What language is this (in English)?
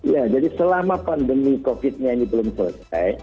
Indonesian